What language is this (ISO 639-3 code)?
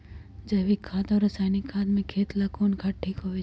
mag